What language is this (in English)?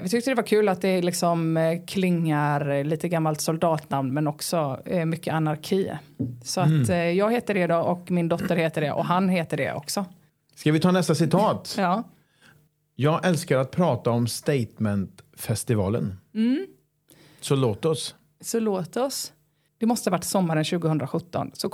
Swedish